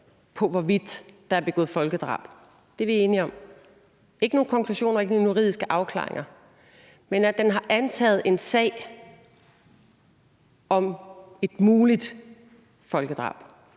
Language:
Danish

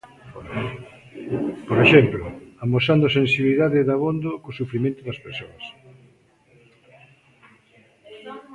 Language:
Galician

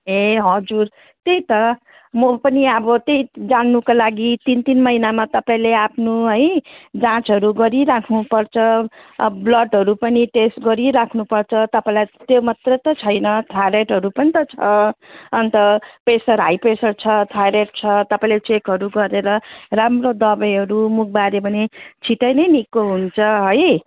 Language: Nepali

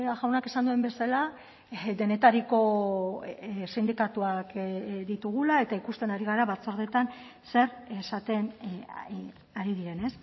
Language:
Basque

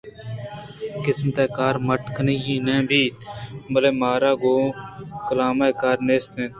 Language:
Eastern Balochi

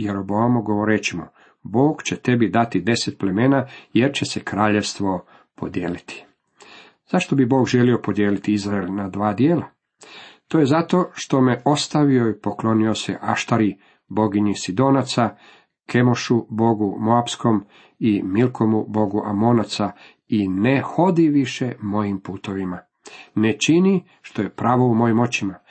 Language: Croatian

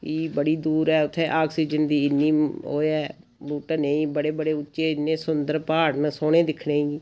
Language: Dogri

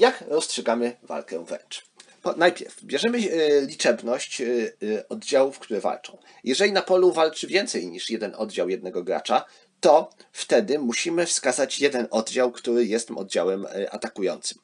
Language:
Polish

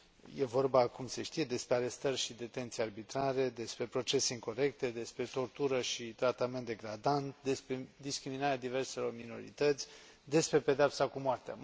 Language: Romanian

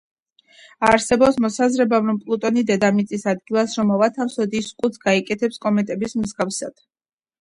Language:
Georgian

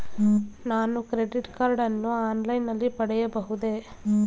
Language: Kannada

